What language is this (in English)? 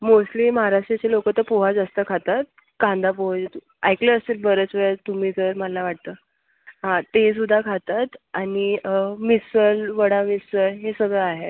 Marathi